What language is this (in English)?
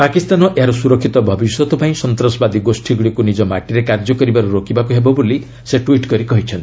Odia